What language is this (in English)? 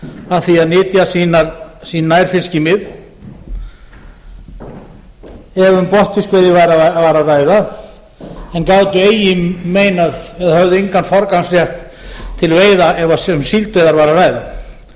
Icelandic